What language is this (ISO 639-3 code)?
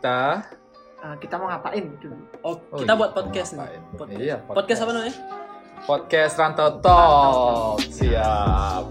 ind